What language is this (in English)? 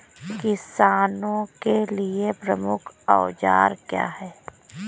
Hindi